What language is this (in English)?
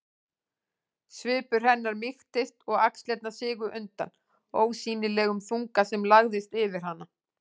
Icelandic